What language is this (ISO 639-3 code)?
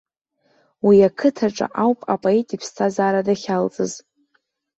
abk